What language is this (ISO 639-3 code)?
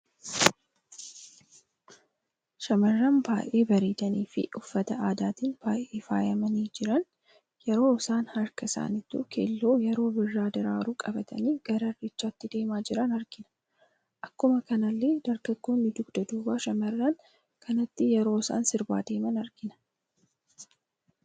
orm